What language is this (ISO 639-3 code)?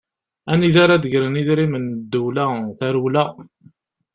kab